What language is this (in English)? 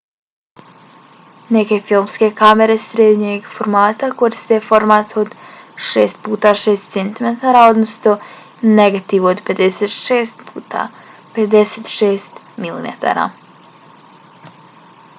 Bosnian